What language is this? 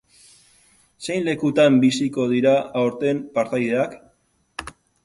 Basque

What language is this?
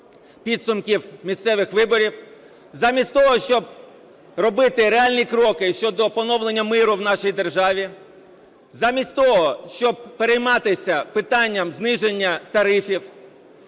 Ukrainian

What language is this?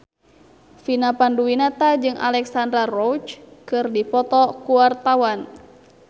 Sundanese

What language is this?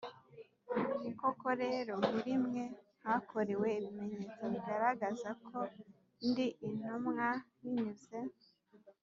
Kinyarwanda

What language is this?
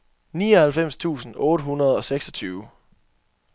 Danish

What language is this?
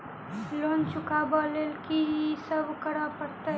Maithili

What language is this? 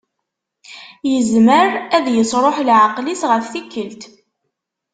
Kabyle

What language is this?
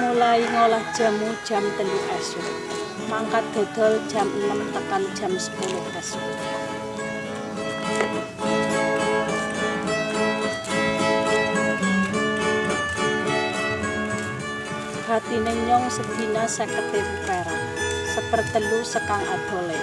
Indonesian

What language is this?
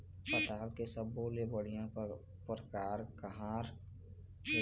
Chhattisgarhi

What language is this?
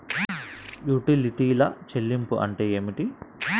Telugu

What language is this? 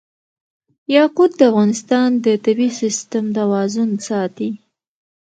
Pashto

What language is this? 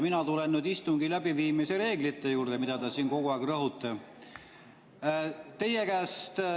Estonian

